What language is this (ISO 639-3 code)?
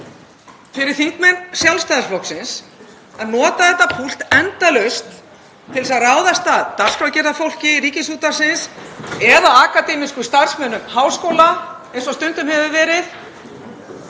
isl